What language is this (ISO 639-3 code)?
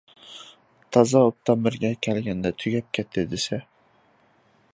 uig